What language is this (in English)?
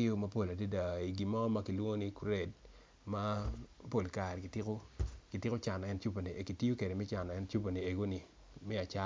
Acoli